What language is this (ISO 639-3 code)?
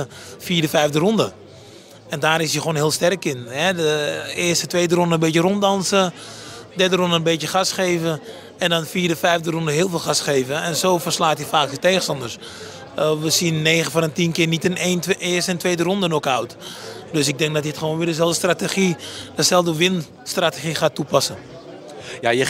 nld